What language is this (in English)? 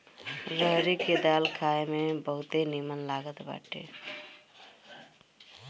Bhojpuri